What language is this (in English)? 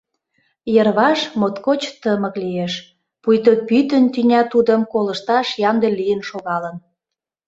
Mari